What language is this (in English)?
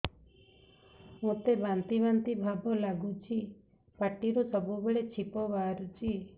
Odia